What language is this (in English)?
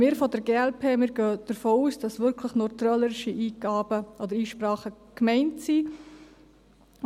Swiss German